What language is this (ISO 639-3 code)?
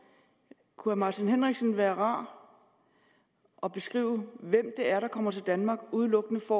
dan